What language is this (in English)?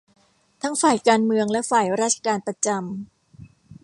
Thai